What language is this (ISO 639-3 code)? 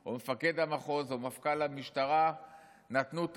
heb